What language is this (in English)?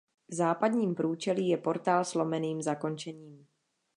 Czech